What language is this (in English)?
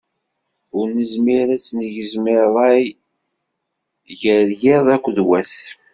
Kabyle